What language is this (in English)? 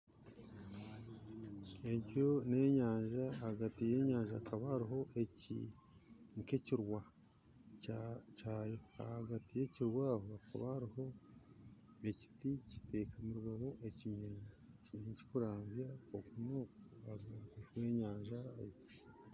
Nyankole